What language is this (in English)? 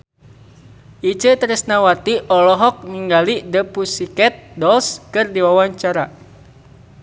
Sundanese